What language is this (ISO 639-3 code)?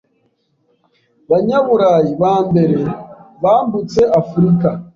kin